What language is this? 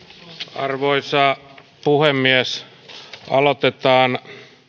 Finnish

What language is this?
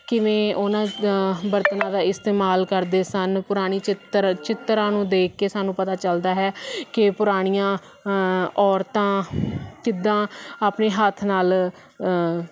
Punjabi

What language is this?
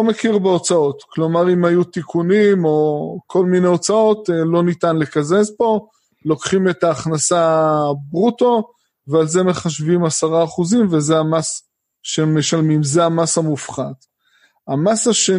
Hebrew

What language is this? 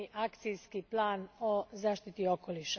Croatian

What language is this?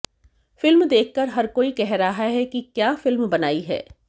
Hindi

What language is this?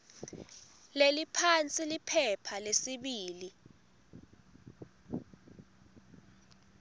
Swati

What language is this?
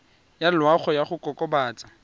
Tswana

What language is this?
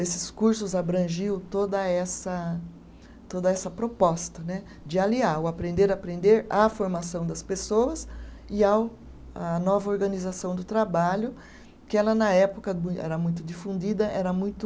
Portuguese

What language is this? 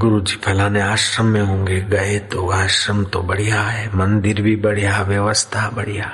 Hindi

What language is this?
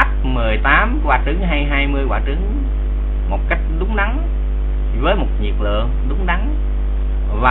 Vietnamese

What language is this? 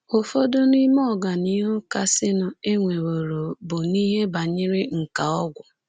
Igbo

